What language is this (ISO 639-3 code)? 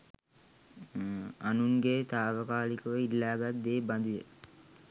sin